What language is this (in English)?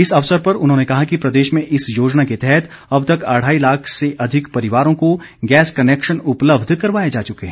Hindi